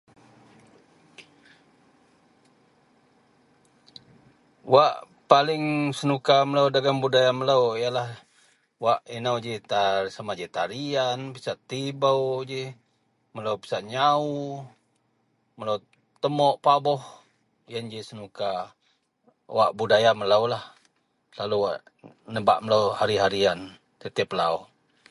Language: Central Melanau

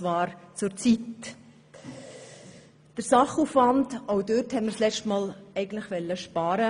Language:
Swiss German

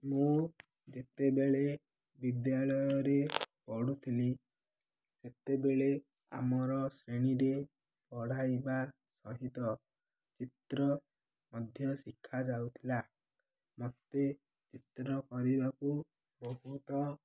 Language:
Odia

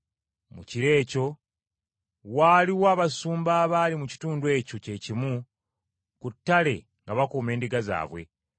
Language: Ganda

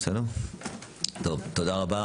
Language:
Hebrew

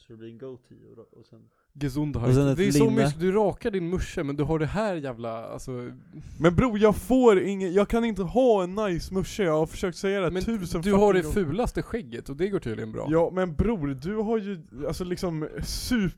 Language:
Swedish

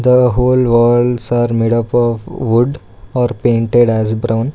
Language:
English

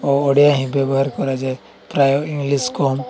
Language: Odia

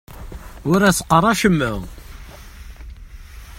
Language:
Kabyle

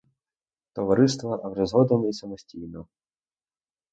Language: Ukrainian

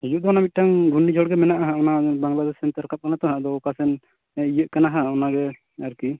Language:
Santali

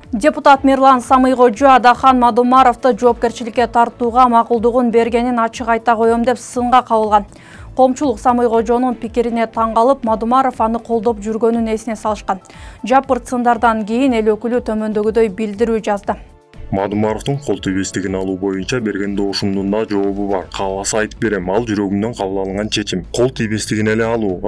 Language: Turkish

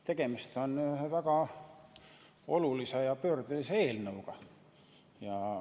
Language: Estonian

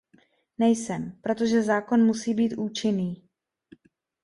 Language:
Czech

